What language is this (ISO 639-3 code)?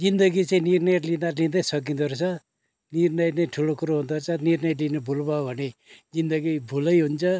nep